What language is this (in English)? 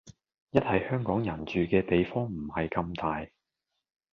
Cantonese